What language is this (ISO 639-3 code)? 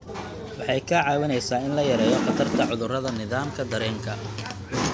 som